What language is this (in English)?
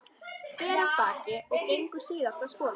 Icelandic